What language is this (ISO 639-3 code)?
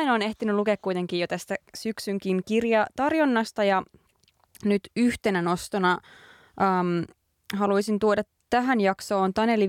fin